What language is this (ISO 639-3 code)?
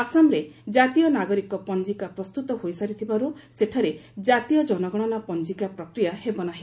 ori